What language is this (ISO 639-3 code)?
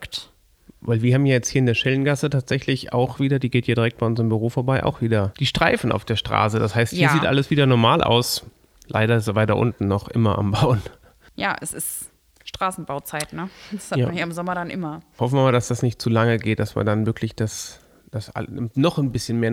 deu